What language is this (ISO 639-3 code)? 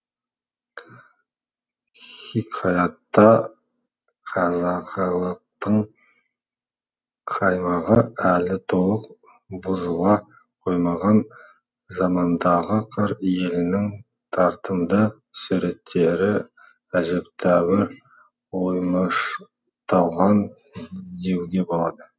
kaz